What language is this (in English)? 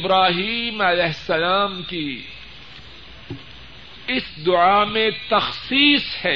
Urdu